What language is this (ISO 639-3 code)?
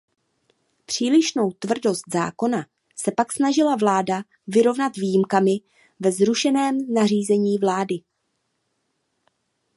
ces